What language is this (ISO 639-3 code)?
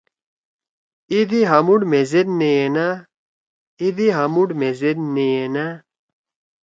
trw